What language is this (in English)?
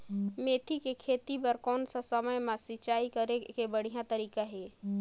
Chhattisgarhi